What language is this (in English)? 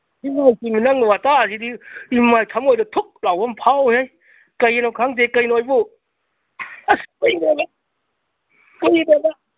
Manipuri